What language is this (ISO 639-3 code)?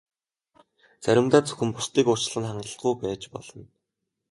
mon